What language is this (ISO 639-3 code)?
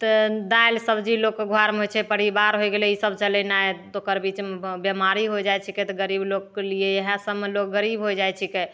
mai